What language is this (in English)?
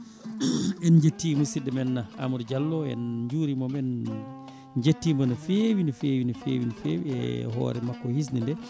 Fula